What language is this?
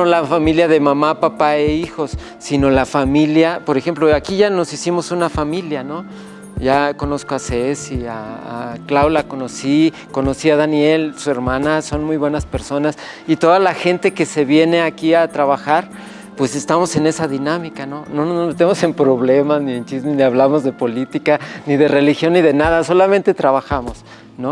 Spanish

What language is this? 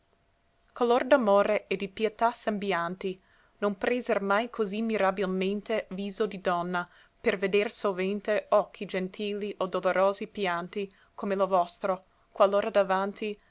Italian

